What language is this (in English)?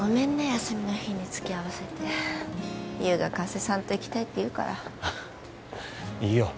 Japanese